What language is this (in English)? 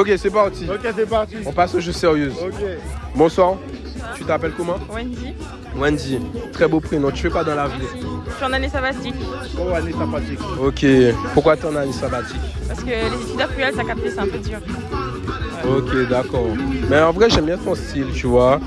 French